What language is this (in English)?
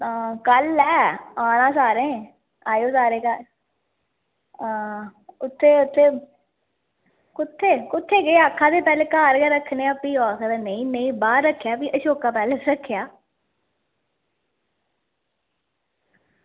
Dogri